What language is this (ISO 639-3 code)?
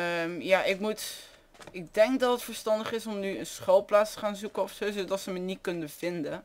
nld